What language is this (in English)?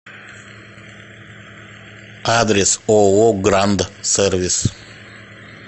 Russian